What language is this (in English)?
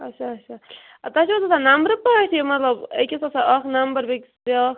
Kashmiri